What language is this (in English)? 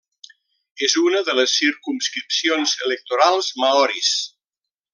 Catalan